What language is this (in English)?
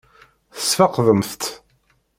Kabyle